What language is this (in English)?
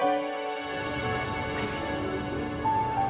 Indonesian